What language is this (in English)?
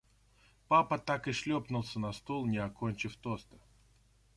Russian